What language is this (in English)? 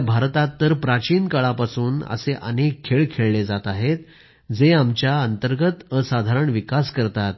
Marathi